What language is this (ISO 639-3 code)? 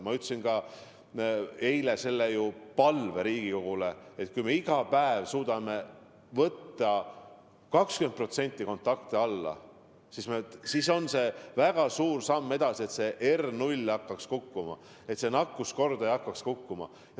est